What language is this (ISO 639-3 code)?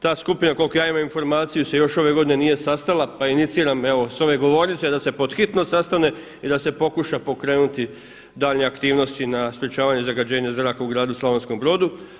hrv